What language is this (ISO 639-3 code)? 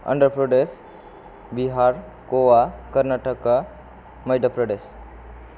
brx